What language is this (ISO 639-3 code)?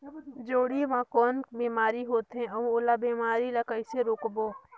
hne